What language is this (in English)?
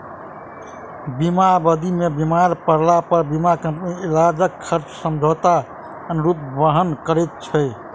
Maithili